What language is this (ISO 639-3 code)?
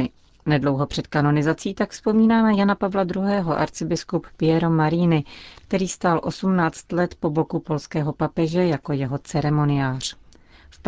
ces